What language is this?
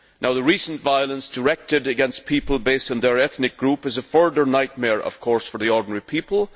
English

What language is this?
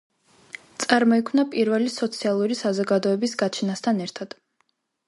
Georgian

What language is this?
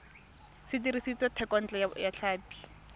Tswana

